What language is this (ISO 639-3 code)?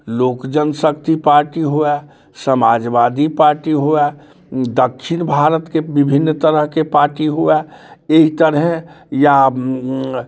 mai